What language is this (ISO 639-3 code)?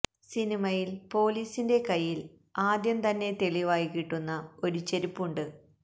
mal